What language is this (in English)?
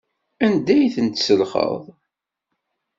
Kabyle